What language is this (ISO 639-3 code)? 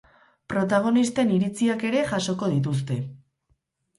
eus